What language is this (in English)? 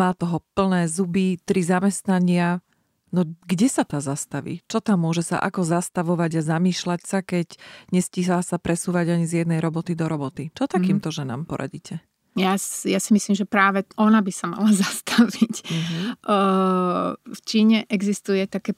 Slovak